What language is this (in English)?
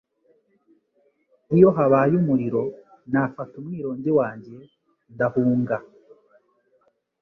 Kinyarwanda